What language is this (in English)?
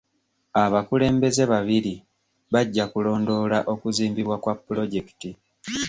Ganda